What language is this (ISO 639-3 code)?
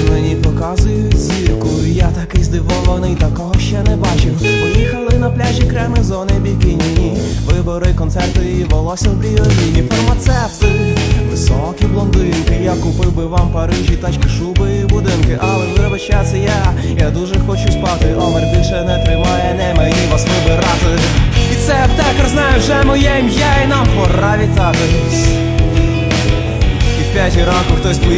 ukr